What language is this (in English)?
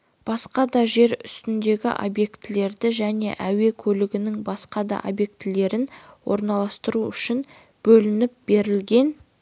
Kazakh